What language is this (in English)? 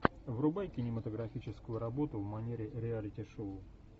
Russian